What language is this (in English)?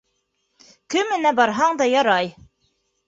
Bashkir